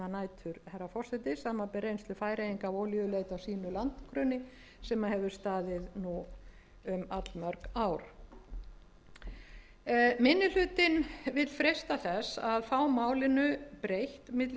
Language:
Icelandic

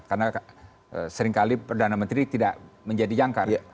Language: Indonesian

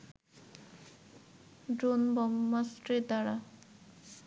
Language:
Bangla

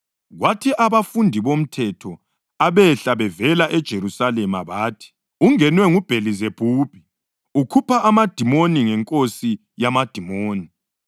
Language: North Ndebele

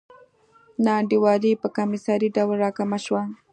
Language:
Pashto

